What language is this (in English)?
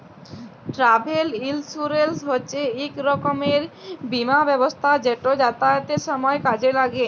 Bangla